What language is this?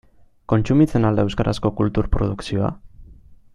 Basque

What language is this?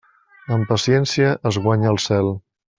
Catalan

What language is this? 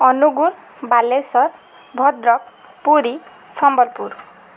Odia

